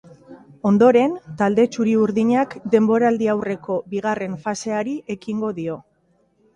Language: Basque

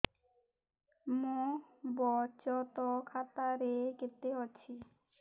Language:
Odia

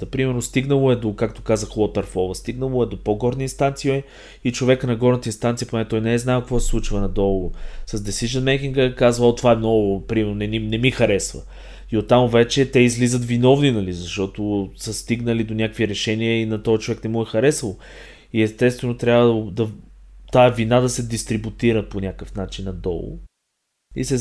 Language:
Bulgarian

